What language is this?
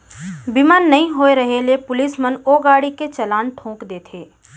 Chhattisgarhi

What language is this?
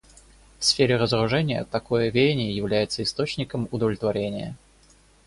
Russian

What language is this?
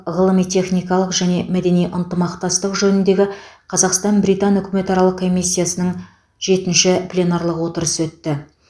Kazakh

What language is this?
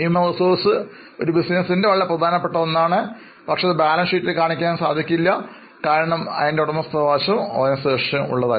Malayalam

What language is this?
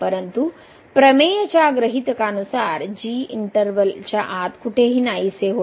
Marathi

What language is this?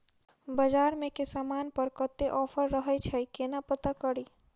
Maithili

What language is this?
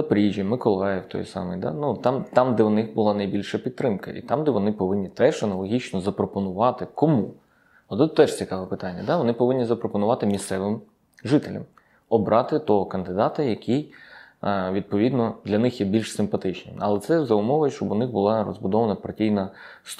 Ukrainian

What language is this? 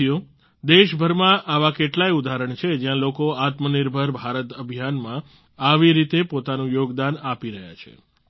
Gujarati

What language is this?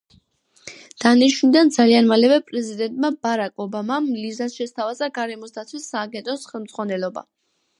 Georgian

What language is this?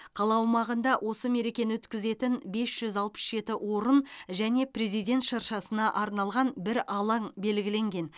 Kazakh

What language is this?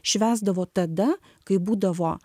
Lithuanian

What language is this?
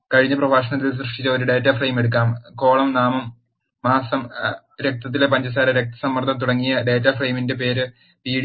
Malayalam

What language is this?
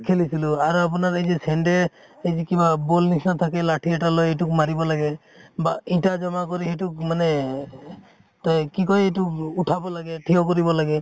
Assamese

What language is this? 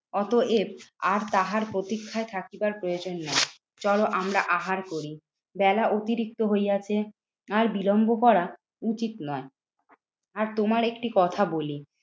Bangla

